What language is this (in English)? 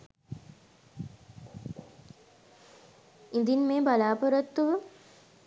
Sinhala